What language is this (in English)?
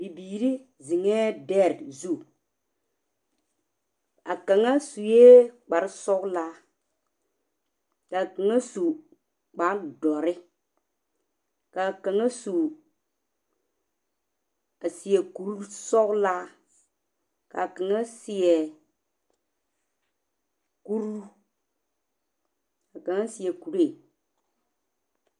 Southern Dagaare